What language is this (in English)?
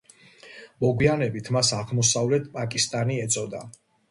Georgian